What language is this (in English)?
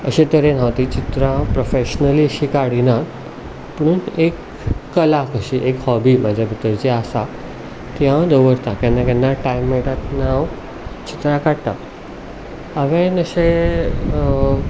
Konkani